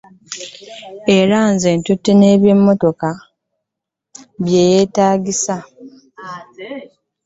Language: Ganda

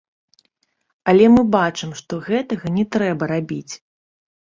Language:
Belarusian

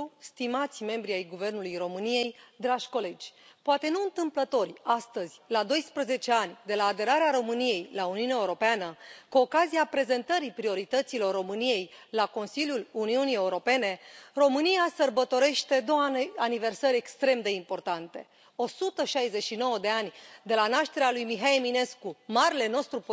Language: Romanian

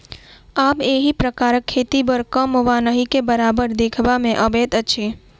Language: Maithili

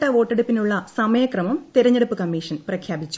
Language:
Malayalam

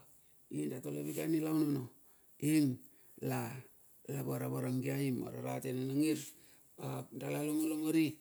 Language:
Bilur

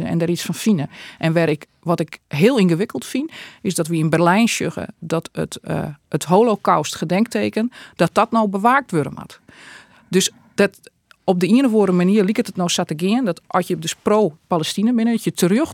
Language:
Dutch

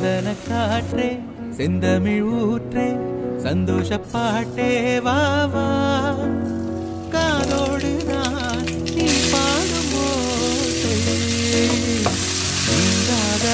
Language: Hindi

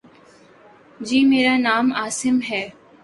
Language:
Urdu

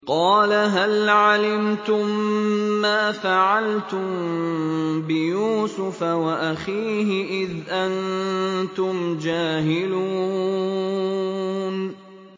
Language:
Arabic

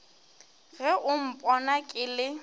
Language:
Northern Sotho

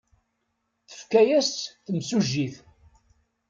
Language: Kabyle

